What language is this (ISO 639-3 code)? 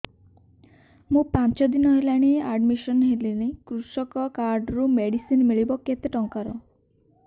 ori